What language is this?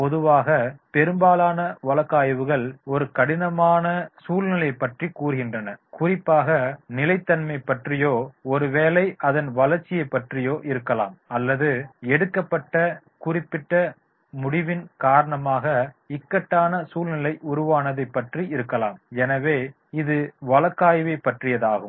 Tamil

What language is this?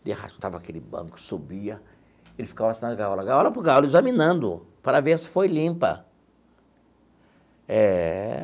Portuguese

